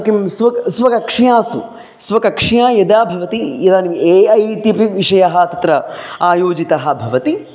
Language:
Sanskrit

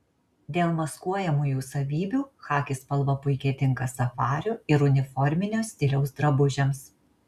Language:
Lithuanian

